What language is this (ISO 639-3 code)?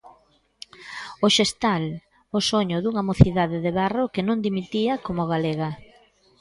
glg